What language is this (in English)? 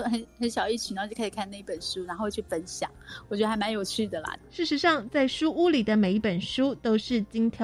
Chinese